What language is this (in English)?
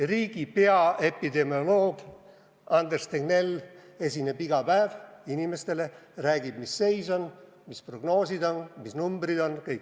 Estonian